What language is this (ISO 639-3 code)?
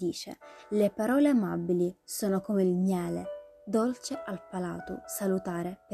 ita